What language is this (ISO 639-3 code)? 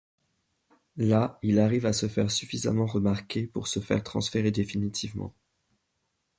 fra